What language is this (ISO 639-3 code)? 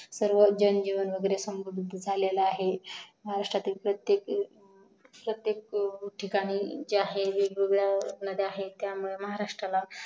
mar